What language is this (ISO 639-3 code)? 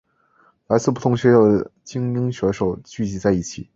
zho